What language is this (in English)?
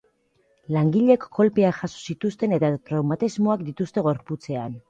Basque